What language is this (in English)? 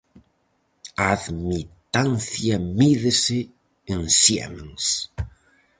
Galician